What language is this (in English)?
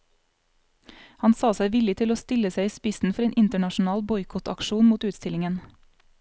Norwegian